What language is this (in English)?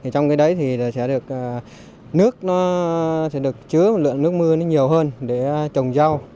Vietnamese